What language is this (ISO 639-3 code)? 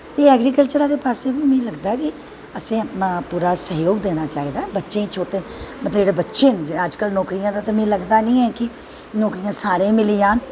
doi